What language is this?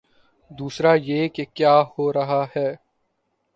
Urdu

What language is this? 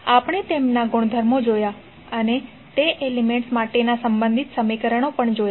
Gujarati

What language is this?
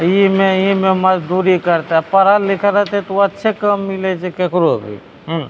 Maithili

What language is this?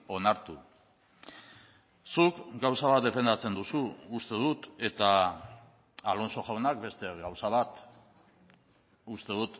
Basque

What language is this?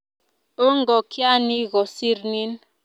Kalenjin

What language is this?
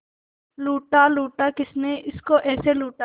Hindi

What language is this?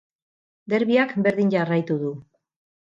Basque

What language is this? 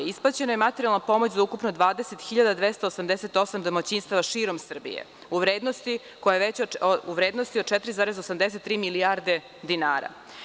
Serbian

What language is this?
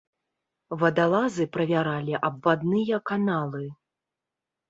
Belarusian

